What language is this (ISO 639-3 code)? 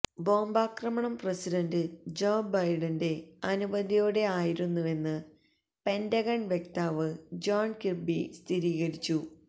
mal